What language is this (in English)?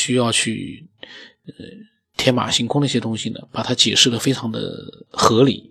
Chinese